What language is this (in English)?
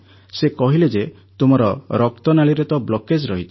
Odia